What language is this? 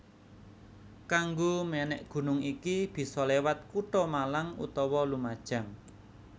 Javanese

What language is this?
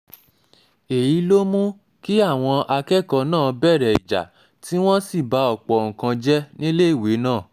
Yoruba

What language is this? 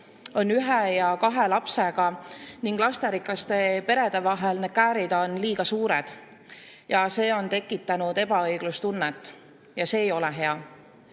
Estonian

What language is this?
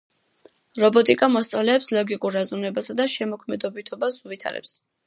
Georgian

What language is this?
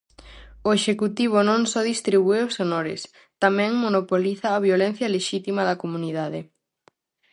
Galician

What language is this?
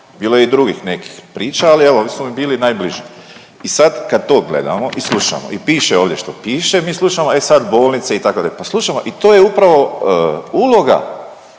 Croatian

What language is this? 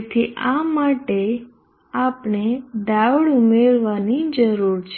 Gujarati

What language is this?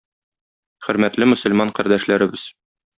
Tatar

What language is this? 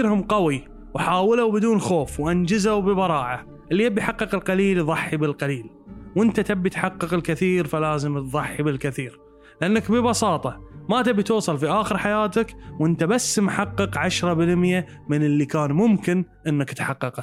Arabic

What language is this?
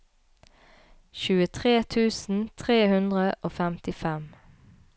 Norwegian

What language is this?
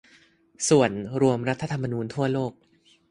Thai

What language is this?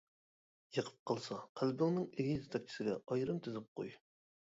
Uyghur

